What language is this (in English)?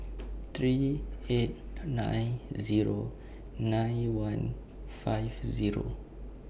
English